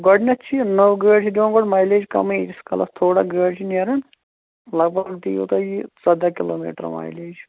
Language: Kashmiri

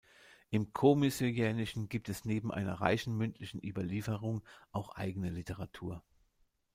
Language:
German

